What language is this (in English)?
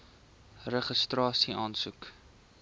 Afrikaans